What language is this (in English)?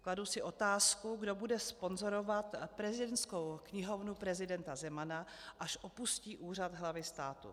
Czech